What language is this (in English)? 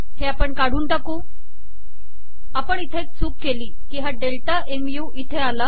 Marathi